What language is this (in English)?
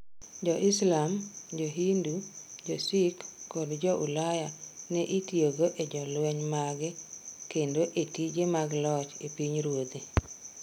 Luo (Kenya and Tanzania)